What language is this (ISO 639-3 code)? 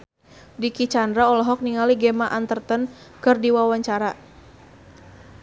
sun